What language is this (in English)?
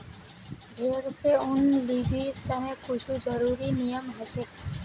Magahi